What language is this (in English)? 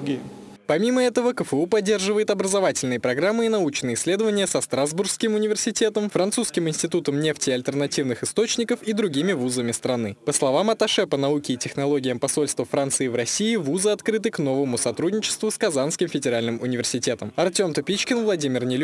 Russian